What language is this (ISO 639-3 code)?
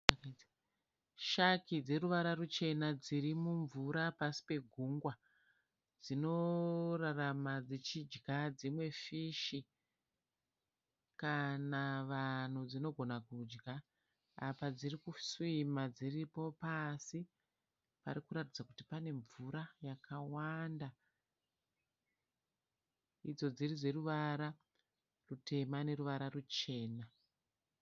sna